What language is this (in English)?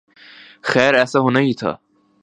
Urdu